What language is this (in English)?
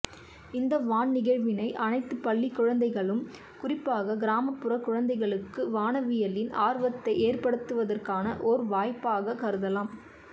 Tamil